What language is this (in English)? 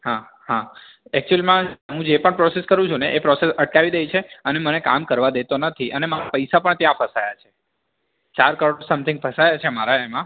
Gujarati